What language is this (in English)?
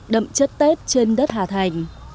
Vietnamese